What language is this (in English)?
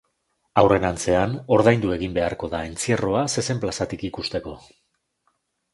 Basque